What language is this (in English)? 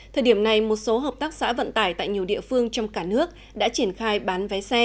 Vietnamese